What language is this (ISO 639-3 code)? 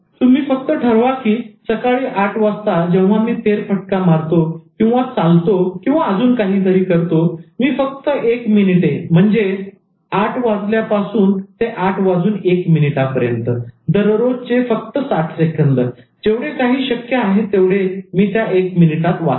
mar